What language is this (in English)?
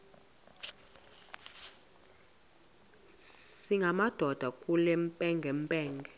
Xhosa